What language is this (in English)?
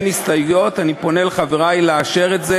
Hebrew